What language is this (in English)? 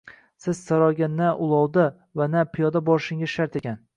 Uzbek